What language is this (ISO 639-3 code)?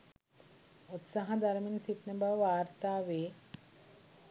sin